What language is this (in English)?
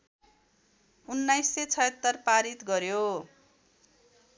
Nepali